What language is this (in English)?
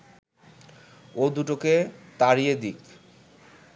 Bangla